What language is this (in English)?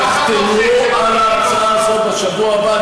Hebrew